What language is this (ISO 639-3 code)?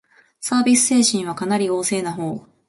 jpn